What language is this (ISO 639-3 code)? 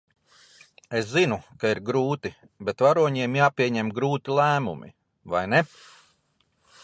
lav